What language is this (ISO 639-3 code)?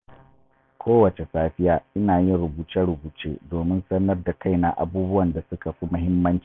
hau